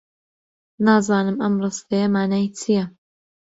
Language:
Central Kurdish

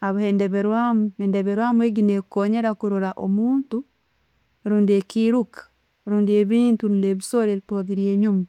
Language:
Tooro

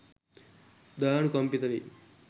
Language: Sinhala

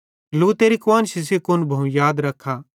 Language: Bhadrawahi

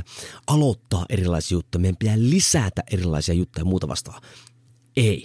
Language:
Finnish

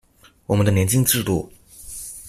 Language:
Chinese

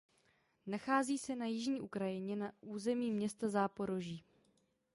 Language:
Czech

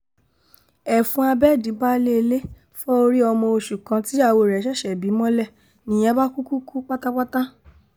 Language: Yoruba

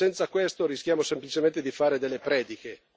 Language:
Italian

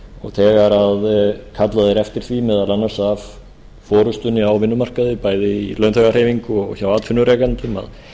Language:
Icelandic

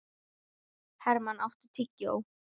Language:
Icelandic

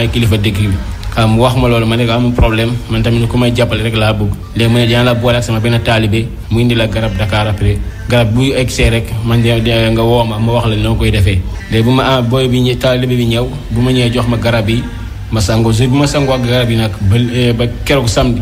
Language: French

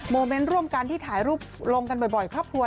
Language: Thai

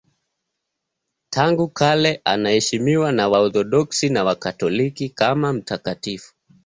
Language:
Swahili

